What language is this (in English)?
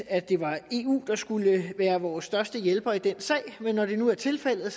Danish